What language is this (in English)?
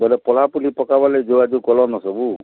Odia